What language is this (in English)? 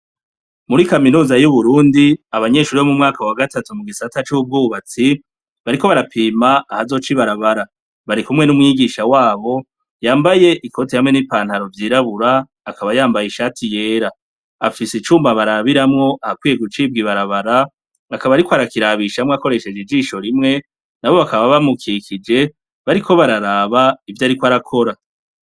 Rundi